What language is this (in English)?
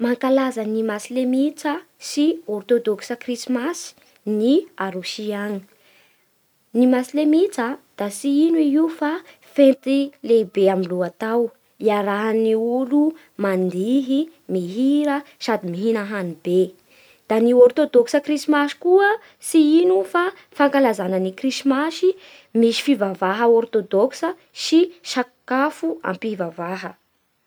Bara Malagasy